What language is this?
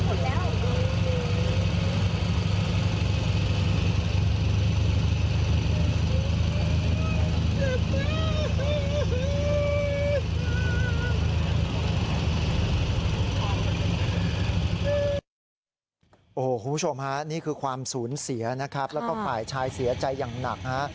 Thai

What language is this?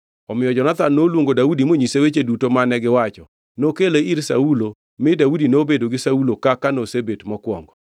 Luo (Kenya and Tanzania)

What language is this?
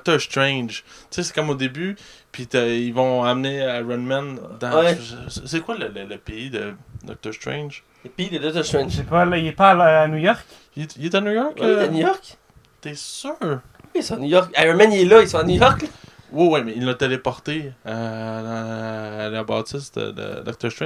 French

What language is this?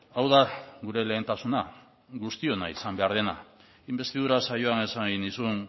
Basque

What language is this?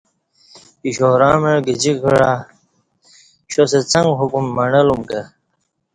Kati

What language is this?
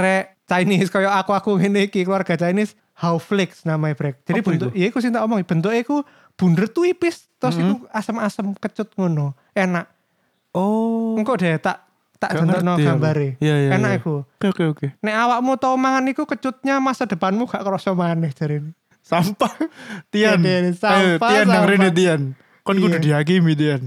Indonesian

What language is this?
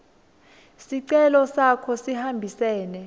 Swati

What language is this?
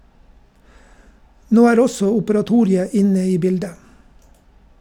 Norwegian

